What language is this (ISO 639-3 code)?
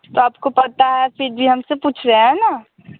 hin